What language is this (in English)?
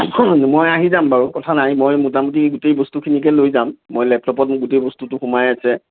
Assamese